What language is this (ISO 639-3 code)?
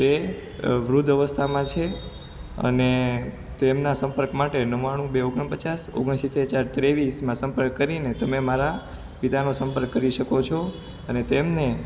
guj